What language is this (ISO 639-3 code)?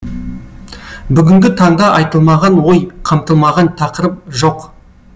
kaz